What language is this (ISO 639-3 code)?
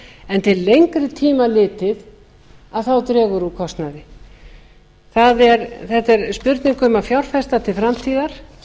isl